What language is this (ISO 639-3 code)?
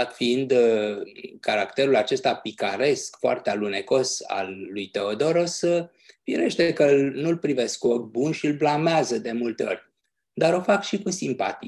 ron